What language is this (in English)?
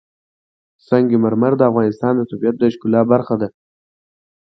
Pashto